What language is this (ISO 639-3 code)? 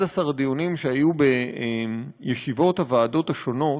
heb